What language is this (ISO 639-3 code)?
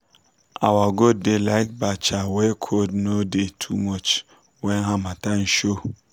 pcm